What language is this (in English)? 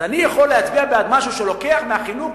Hebrew